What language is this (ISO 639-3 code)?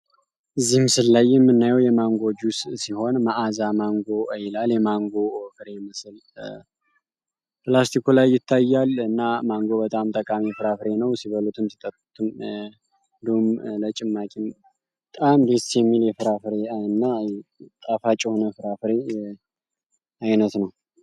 amh